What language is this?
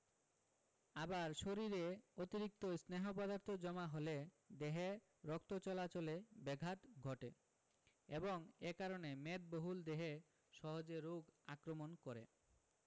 Bangla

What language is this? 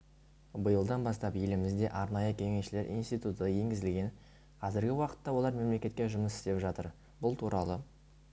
Kazakh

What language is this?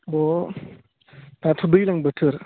Bodo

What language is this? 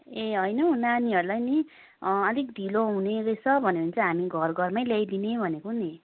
Nepali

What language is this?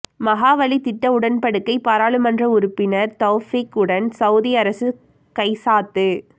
Tamil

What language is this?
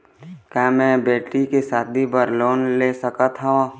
Chhattisgarhi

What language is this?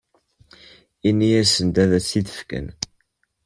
Kabyle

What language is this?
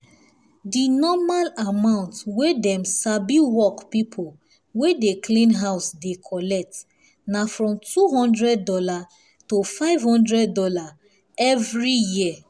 Nigerian Pidgin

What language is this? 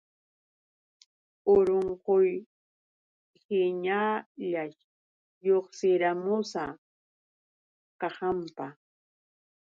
Yauyos Quechua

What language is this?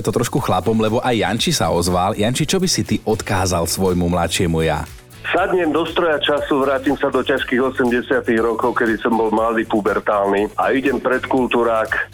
Slovak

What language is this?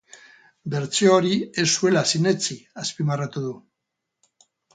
Basque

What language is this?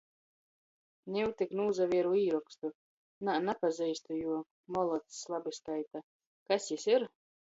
Latgalian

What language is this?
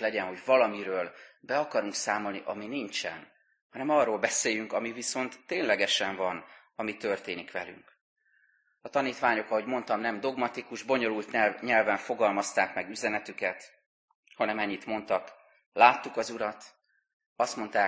Hungarian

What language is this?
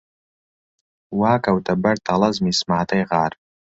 Central Kurdish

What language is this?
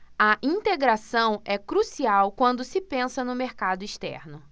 Portuguese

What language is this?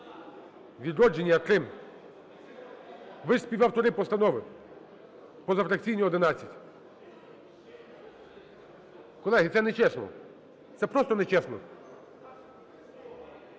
Ukrainian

